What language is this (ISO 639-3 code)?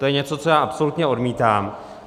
ces